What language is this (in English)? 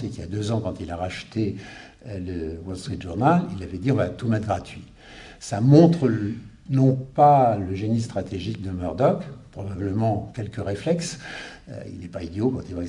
French